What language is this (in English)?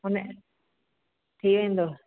Sindhi